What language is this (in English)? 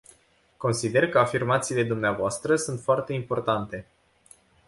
Romanian